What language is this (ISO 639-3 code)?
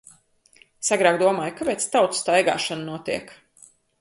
lav